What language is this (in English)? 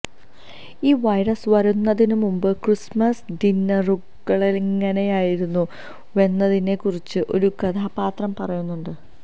Malayalam